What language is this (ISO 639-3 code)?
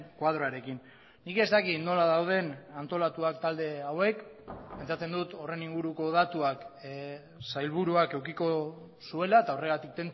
eus